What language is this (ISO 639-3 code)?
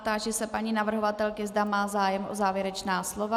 ces